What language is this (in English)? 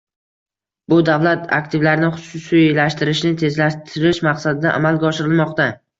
Uzbek